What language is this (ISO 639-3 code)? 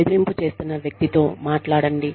tel